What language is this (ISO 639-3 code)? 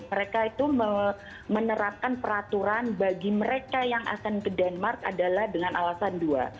ind